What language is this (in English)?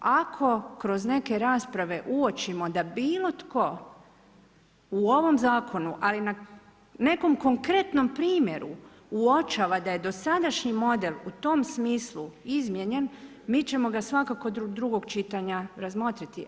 Croatian